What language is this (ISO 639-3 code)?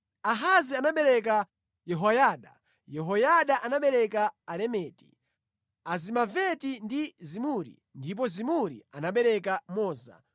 nya